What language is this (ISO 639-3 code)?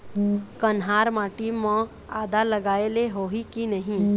hne